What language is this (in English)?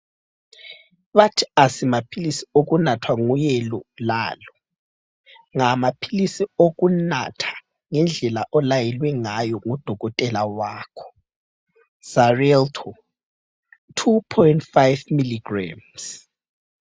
North Ndebele